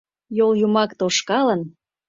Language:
Mari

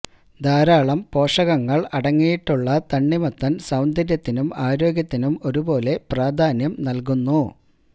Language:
Malayalam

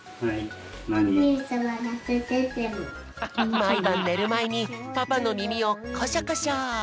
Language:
Japanese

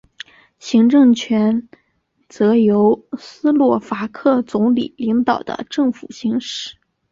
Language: Chinese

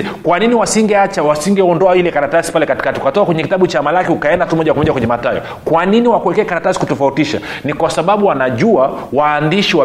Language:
Swahili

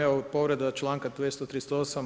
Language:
Croatian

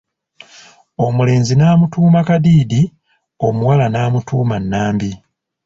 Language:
Ganda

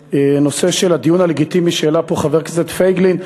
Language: Hebrew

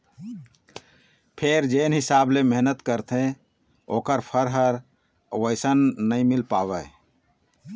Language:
Chhattisgarhi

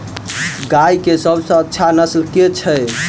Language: Maithili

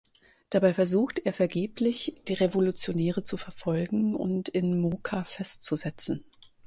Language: German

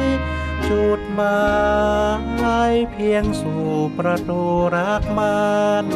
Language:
Thai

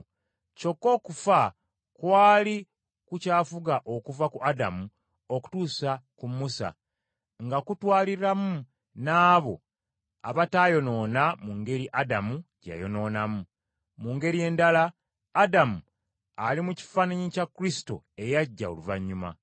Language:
Ganda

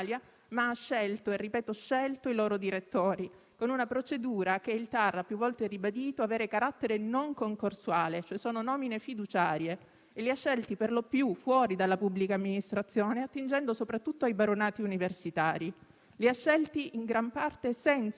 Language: Italian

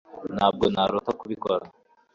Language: Kinyarwanda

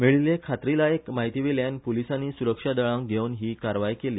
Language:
Konkani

